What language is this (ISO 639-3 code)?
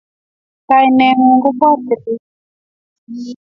kln